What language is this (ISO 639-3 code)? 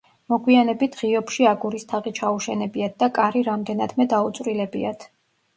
kat